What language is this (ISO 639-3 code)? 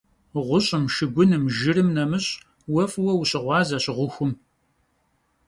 kbd